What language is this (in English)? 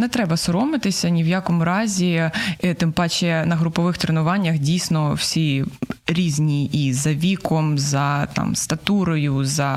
Ukrainian